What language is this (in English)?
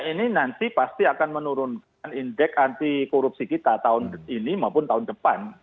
Indonesian